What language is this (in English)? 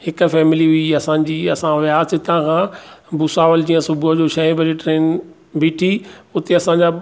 Sindhi